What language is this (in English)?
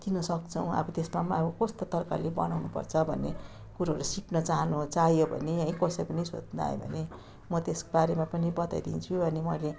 Nepali